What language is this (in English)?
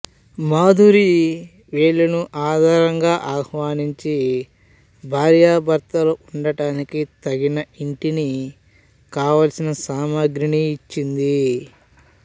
Telugu